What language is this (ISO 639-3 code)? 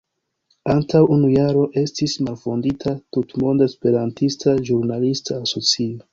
epo